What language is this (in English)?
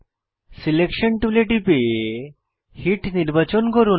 Bangla